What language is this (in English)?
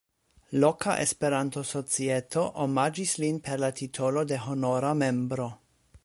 Esperanto